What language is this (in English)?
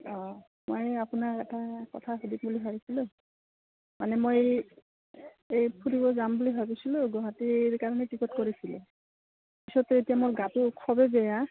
Assamese